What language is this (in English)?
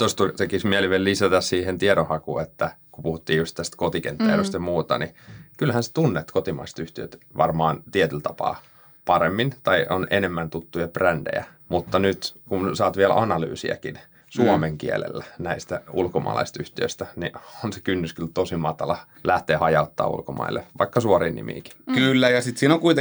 Finnish